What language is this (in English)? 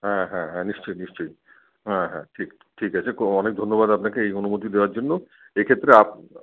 Bangla